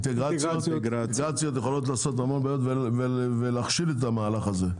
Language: Hebrew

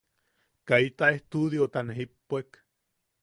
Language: Yaqui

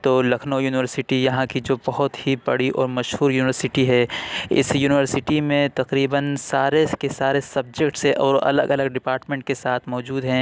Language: Urdu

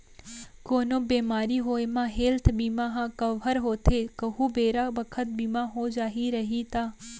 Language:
Chhattisgarhi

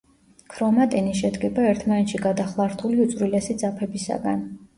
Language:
Georgian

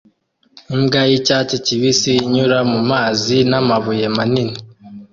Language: Kinyarwanda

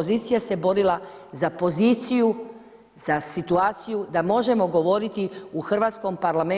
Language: Croatian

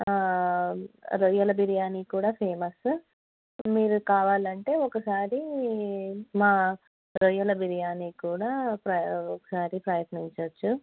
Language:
Telugu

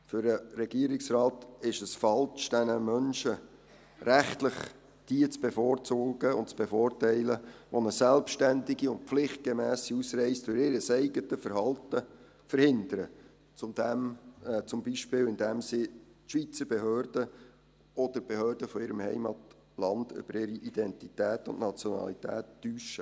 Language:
Swiss German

